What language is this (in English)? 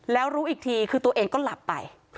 Thai